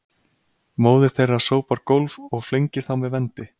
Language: Icelandic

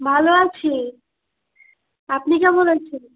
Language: Bangla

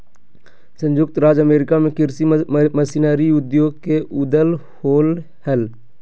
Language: Magahi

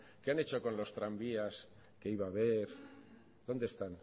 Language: Spanish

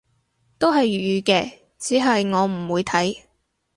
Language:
Cantonese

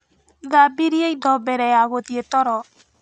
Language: Kikuyu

